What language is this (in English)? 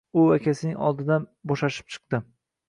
Uzbek